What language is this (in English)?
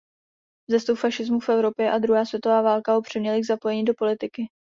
Czech